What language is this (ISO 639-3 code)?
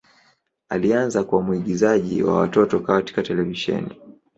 swa